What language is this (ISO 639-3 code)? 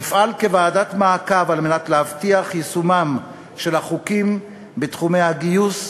heb